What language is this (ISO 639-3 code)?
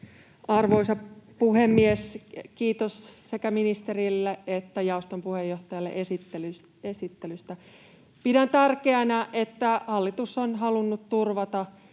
fin